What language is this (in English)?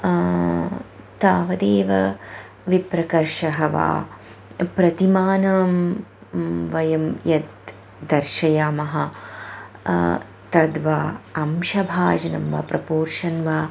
Sanskrit